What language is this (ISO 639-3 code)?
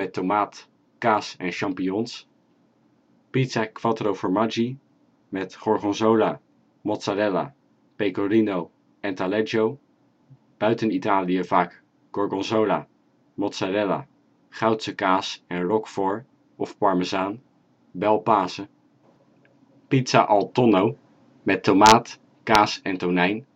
nld